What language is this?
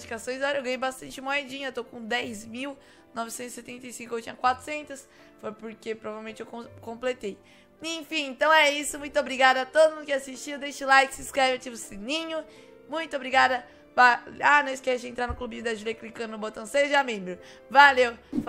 Portuguese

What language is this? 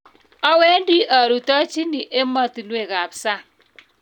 Kalenjin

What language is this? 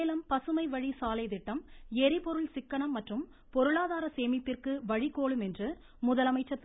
Tamil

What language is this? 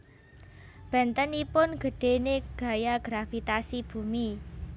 Javanese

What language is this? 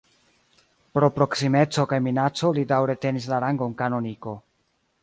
Esperanto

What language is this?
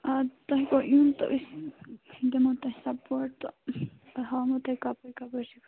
Kashmiri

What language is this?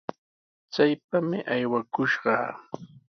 Sihuas Ancash Quechua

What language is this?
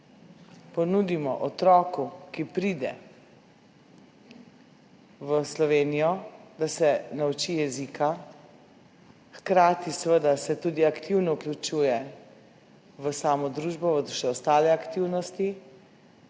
Slovenian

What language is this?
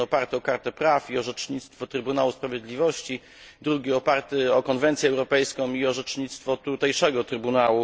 Polish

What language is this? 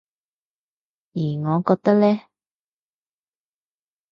Cantonese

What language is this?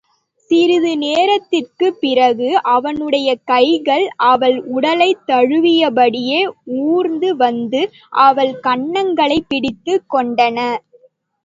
Tamil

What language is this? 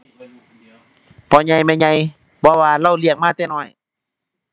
Thai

